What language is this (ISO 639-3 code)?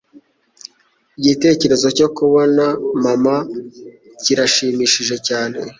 kin